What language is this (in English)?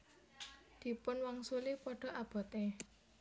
Javanese